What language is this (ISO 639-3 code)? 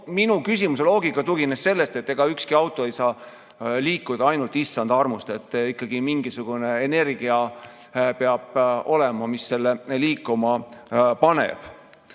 est